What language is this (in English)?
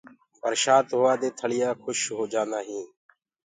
Gurgula